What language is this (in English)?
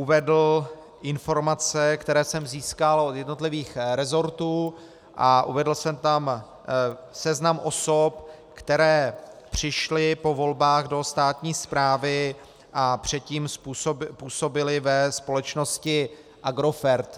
Czech